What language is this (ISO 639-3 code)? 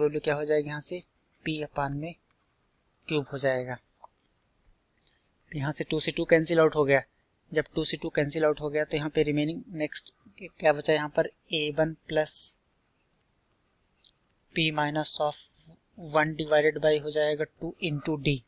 hin